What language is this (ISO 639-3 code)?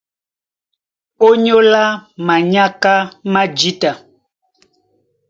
dua